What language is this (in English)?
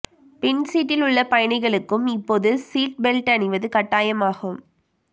Tamil